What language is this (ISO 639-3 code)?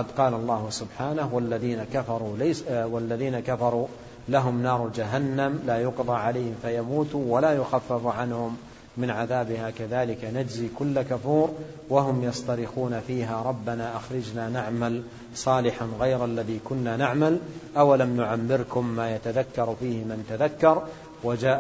ara